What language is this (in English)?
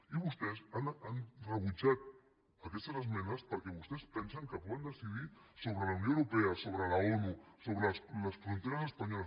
Catalan